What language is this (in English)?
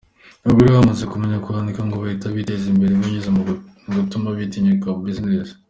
Kinyarwanda